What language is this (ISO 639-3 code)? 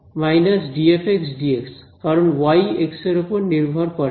ben